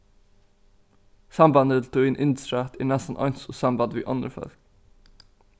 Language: Faroese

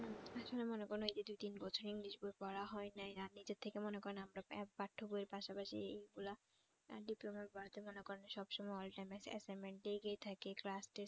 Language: Bangla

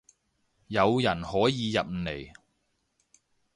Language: Cantonese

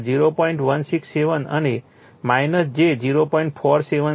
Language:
Gujarati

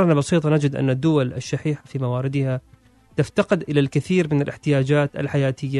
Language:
Arabic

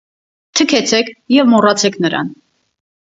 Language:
Armenian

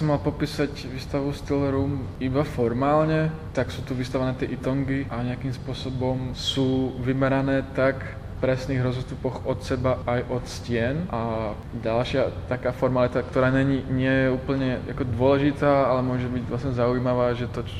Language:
Czech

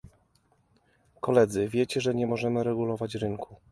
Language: Polish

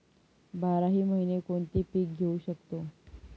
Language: Marathi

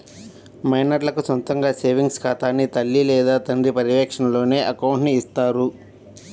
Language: Telugu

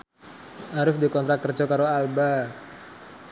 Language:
Javanese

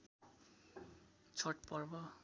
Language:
Nepali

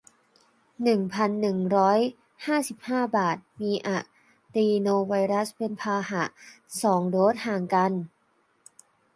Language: Thai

